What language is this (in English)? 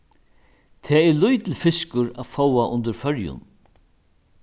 Faroese